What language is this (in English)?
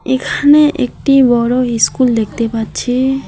Bangla